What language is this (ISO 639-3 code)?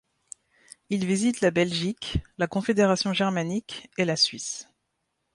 fra